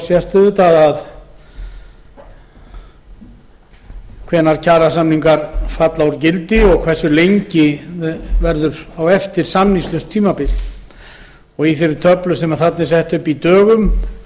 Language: Icelandic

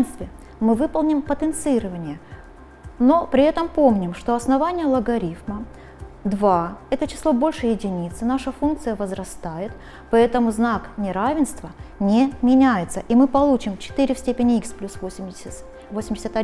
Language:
Russian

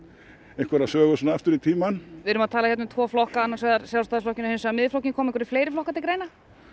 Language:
Icelandic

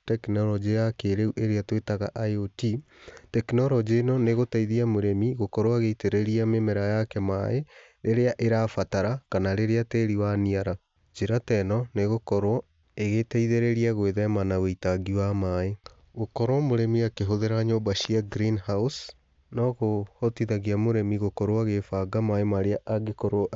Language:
Kikuyu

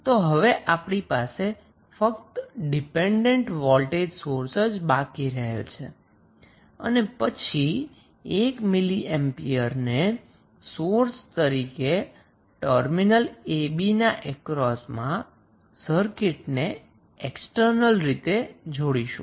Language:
Gujarati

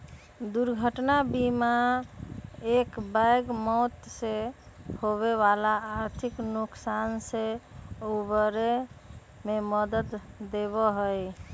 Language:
Magahi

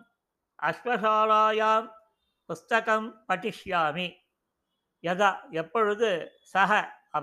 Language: Tamil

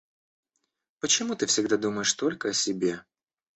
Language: Russian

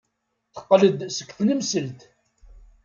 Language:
Kabyle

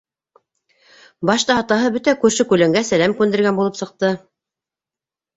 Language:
Bashkir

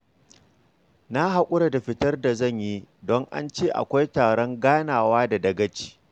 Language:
Hausa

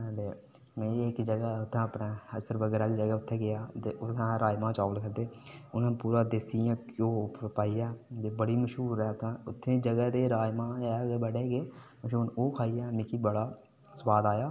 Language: Dogri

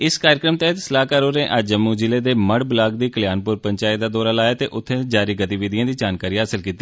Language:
Dogri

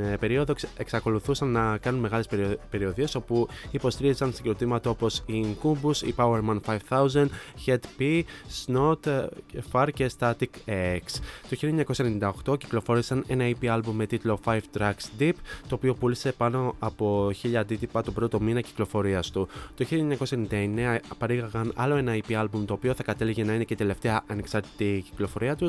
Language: Greek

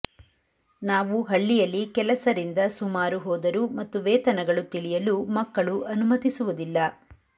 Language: Kannada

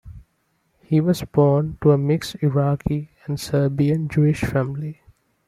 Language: English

